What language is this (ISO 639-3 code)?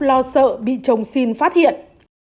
vie